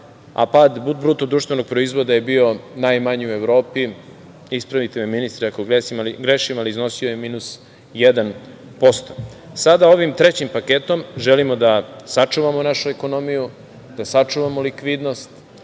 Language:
Serbian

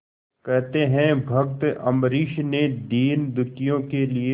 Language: Hindi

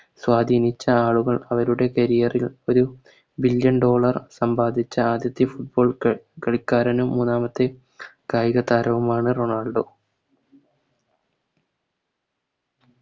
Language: Malayalam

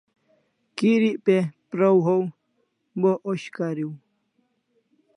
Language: Kalasha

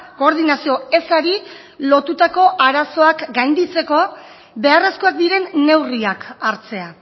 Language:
Basque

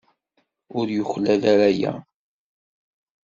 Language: Kabyle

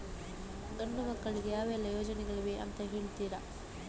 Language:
Kannada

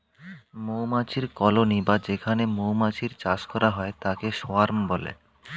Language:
Bangla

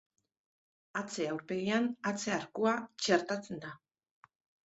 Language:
Basque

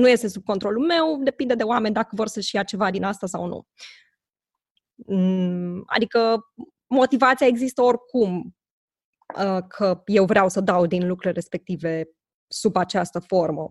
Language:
Romanian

